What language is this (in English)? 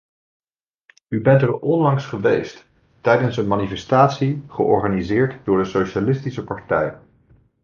Dutch